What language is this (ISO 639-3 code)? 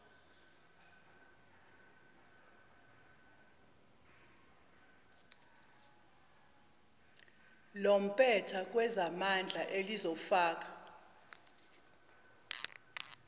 zul